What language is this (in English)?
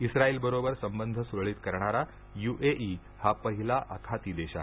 Marathi